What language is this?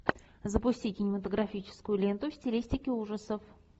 Russian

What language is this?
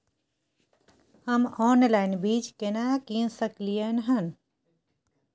Maithili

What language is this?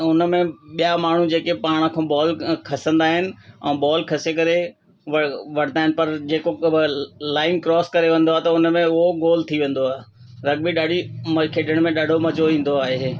Sindhi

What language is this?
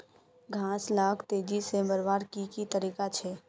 Magahi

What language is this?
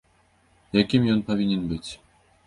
Belarusian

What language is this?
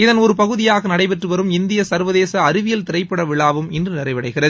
Tamil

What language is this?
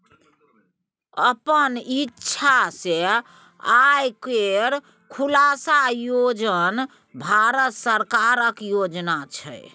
Maithili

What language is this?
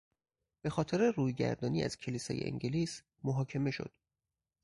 Persian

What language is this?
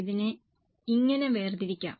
Malayalam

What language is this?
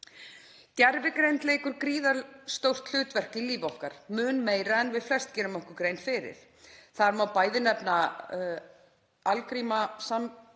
Icelandic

